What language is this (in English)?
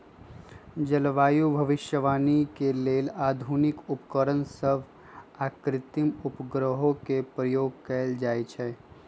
Magahi